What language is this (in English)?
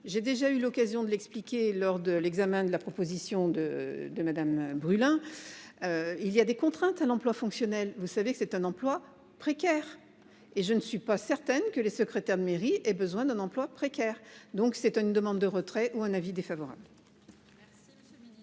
French